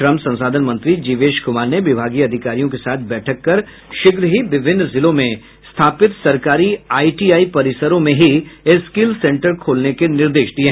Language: Hindi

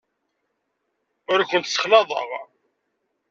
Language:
Kabyle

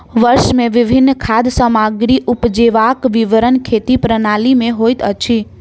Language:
Maithili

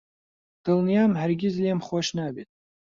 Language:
Central Kurdish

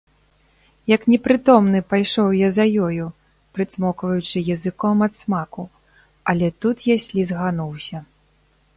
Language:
Belarusian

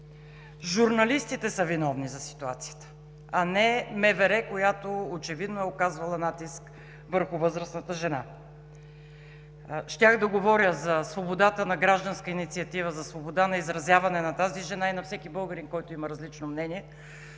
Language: Bulgarian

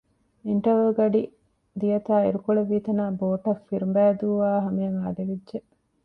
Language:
Divehi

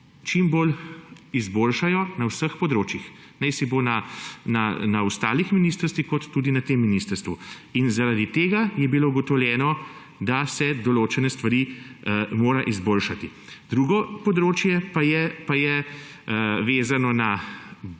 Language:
Slovenian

